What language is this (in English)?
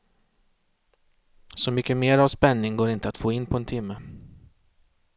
Swedish